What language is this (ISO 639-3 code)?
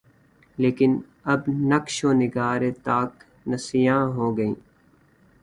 urd